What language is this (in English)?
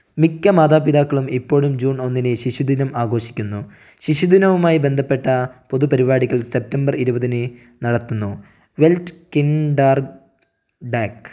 Malayalam